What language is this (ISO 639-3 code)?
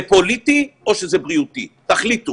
heb